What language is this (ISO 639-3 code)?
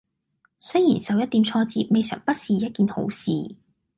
yue